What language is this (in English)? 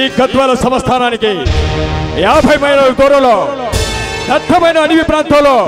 Telugu